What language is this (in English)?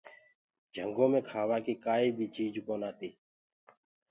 Gurgula